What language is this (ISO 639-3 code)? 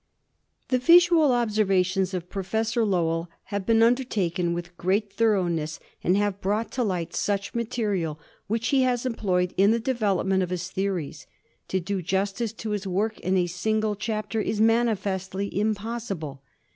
eng